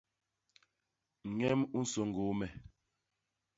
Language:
Basaa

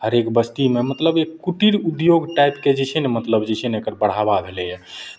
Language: Maithili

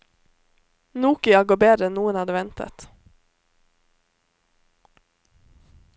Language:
Norwegian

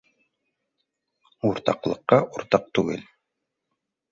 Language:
Bashkir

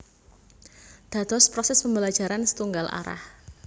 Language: Javanese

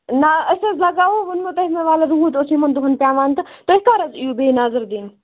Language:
Kashmiri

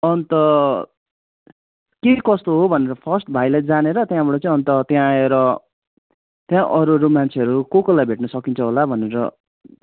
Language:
Nepali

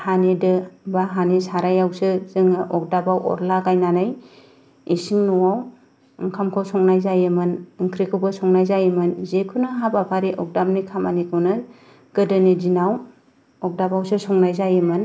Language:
Bodo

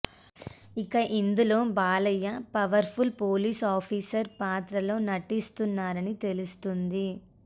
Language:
Telugu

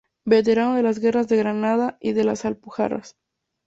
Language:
Spanish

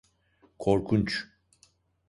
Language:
Turkish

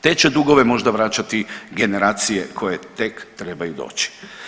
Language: Croatian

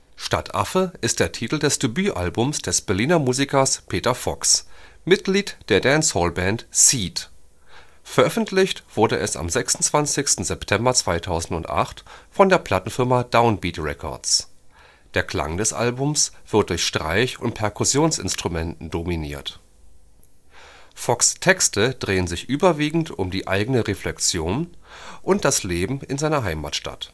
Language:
German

